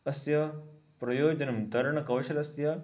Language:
Sanskrit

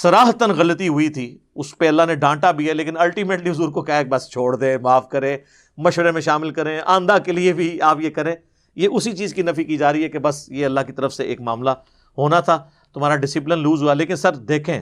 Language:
Urdu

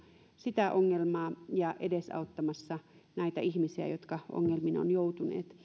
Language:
Finnish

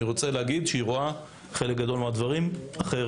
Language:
Hebrew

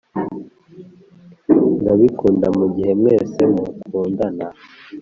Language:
Kinyarwanda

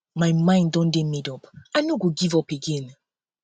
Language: Nigerian Pidgin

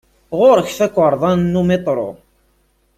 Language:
Kabyle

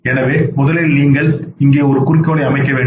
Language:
Tamil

